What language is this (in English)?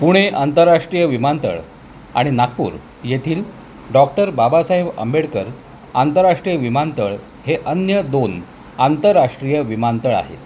Marathi